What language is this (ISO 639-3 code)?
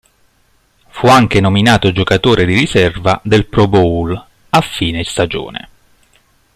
ita